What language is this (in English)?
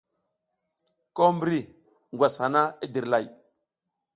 South Giziga